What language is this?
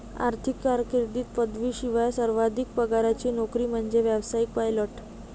Marathi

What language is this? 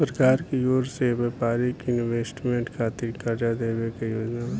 Bhojpuri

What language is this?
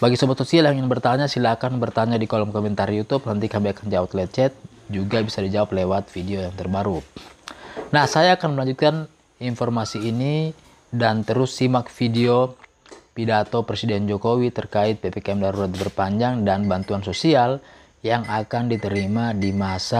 Indonesian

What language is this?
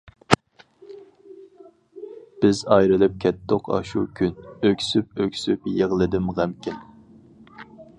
Uyghur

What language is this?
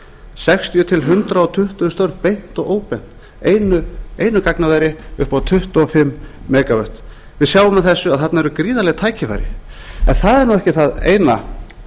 Icelandic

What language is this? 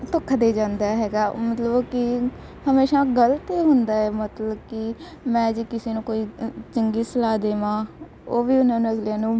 Punjabi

